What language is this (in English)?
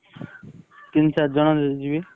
Odia